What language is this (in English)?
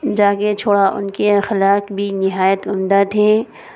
Urdu